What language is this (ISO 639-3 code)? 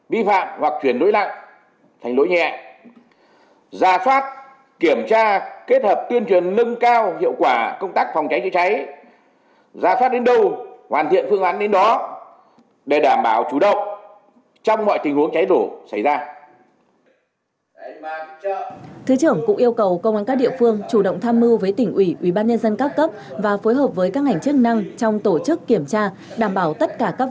vie